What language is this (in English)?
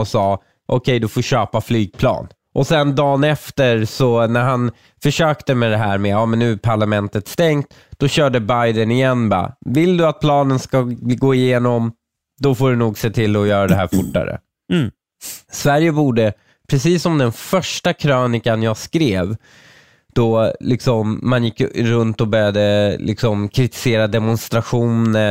Swedish